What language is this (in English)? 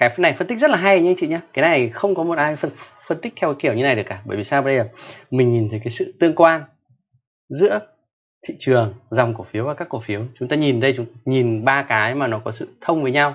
Vietnamese